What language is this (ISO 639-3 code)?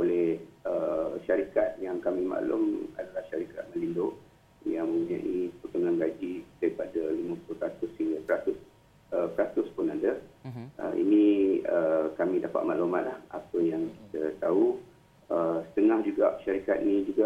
msa